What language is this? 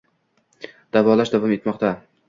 Uzbek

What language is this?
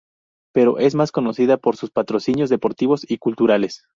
Spanish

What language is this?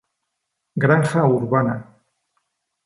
Spanish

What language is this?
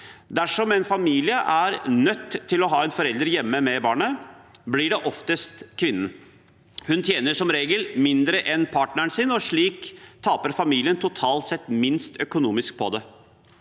Norwegian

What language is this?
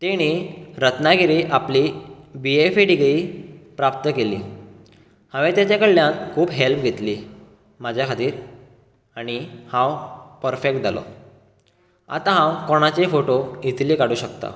Konkani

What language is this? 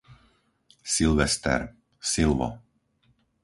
Slovak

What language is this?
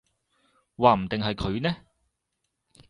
Cantonese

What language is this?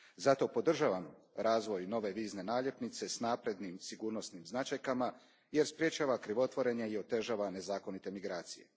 Croatian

